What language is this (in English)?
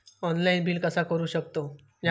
Marathi